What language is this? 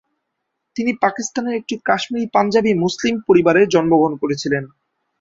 Bangla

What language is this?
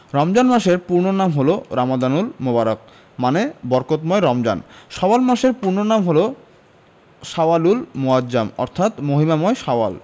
Bangla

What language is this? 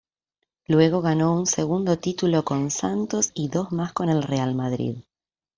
Spanish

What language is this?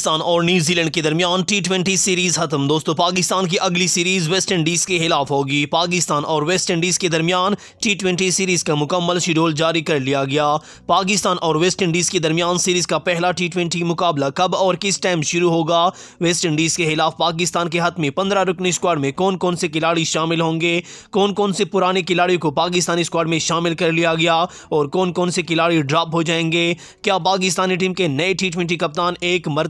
Hindi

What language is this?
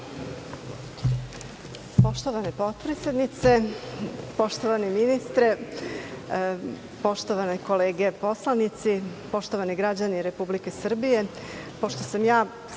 Serbian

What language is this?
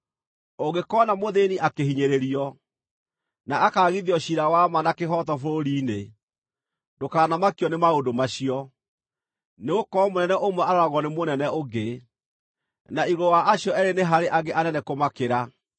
Kikuyu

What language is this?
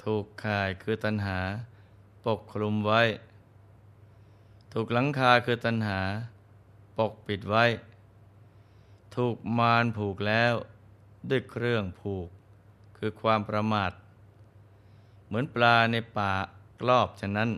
Thai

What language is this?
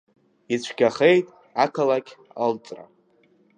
Abkhazian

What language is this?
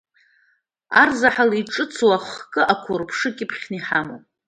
Abkhazian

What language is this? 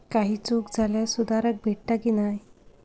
Marathi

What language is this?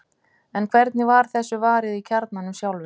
Icelandic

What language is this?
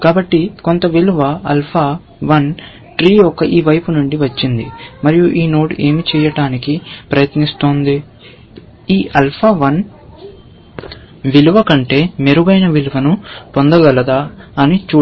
Telugu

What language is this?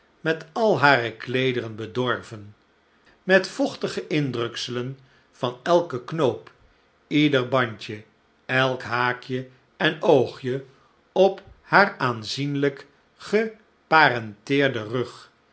Dutch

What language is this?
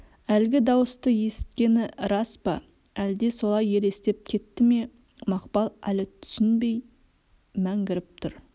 Kazakh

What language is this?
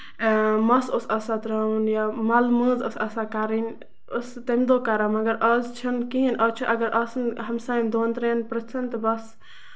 Kashmiri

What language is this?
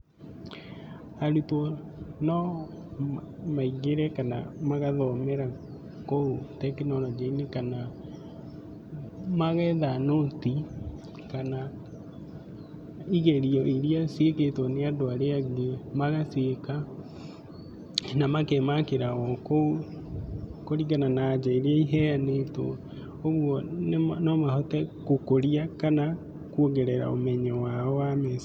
Kikuyu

